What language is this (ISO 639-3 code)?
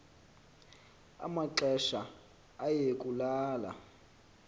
xho